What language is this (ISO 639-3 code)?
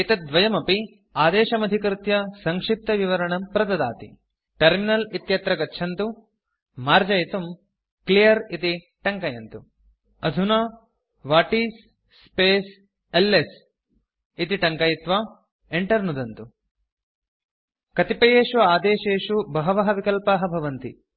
san